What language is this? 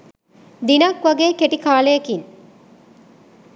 Sinhala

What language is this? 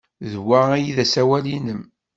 Kabyle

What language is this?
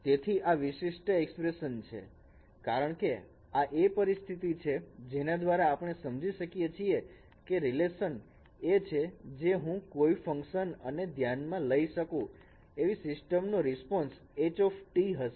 Gujarati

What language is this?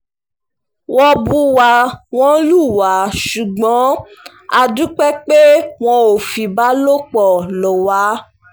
Yoruba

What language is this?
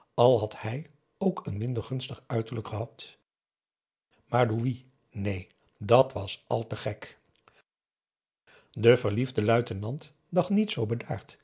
Dutch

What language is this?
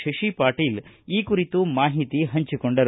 Kannada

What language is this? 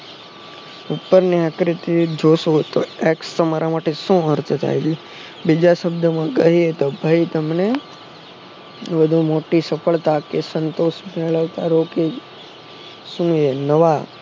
Gujarati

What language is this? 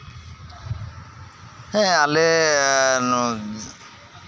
Santali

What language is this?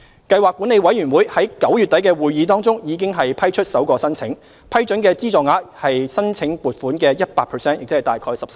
Cantonese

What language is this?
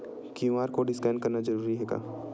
Chhattisgarhi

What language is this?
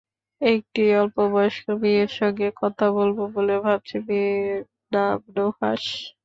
Bangla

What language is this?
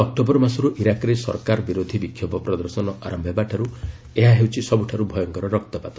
Odia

